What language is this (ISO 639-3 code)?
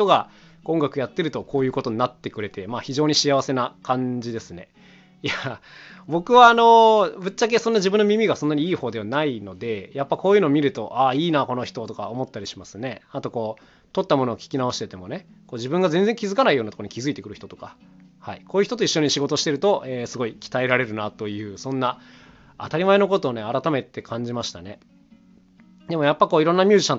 jpn